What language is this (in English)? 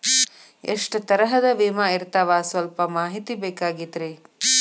Kannada